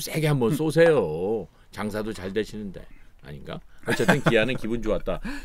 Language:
Korean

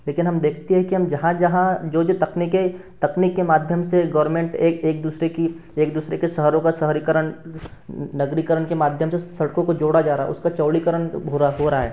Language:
Hindi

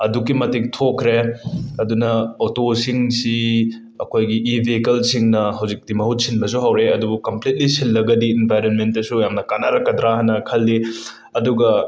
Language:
Manipuri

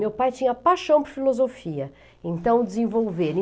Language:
Portuguese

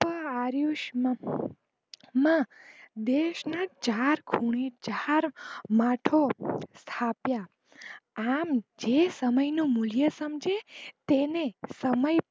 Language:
Gujarati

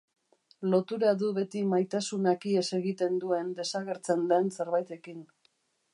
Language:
Basque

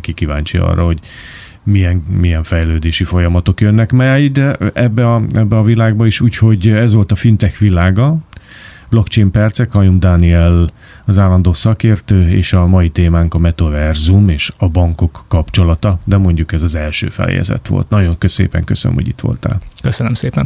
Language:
Hungarian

